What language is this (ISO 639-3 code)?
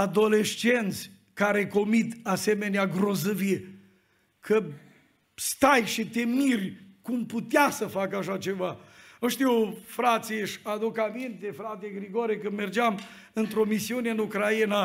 ron